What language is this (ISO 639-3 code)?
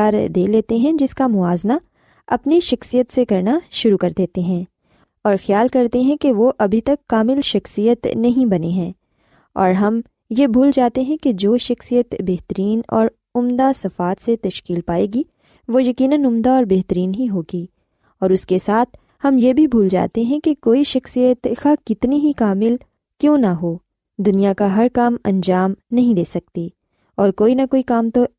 urd